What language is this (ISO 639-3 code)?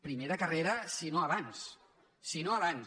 cat